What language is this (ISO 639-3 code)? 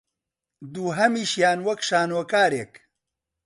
ckb